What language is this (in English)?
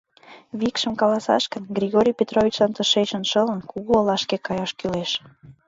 Mari